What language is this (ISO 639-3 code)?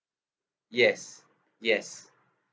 eng